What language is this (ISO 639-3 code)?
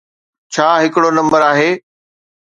snd